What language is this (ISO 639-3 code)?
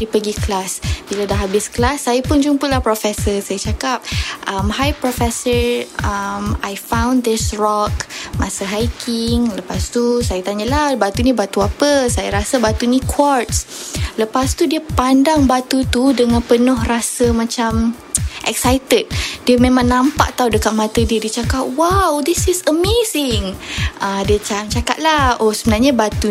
msa